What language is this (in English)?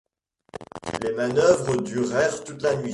French